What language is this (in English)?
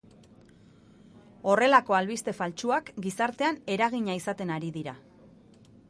Basque